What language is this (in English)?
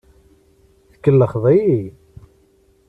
Kabyle